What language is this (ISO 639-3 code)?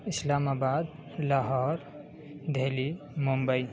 urd